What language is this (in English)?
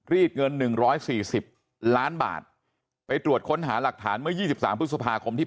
Thai